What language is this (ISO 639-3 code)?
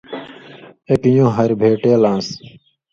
mvy